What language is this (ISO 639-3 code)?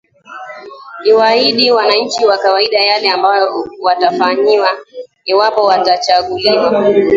swa